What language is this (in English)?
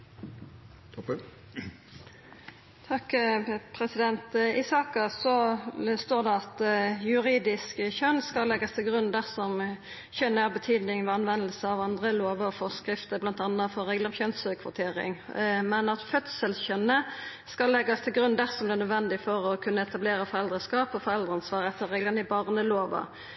Norwegian Nynorsk